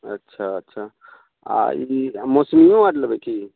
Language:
Maithili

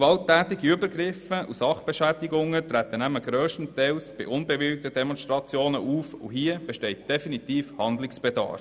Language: Swiss German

